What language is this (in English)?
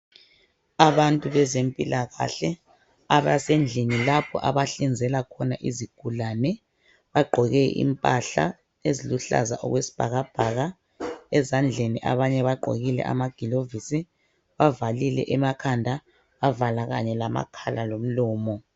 North Ndebele